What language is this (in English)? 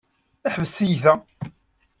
Kabyle